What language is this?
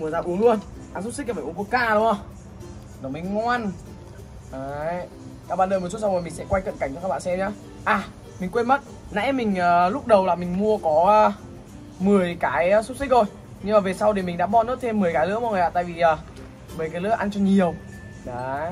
Vietnamese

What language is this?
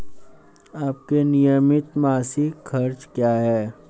Hindi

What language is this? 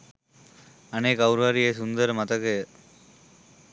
Sinhala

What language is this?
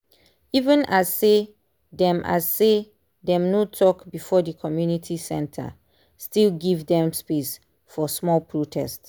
Nigerian Pidgin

